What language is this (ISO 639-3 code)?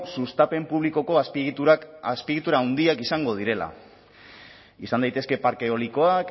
eus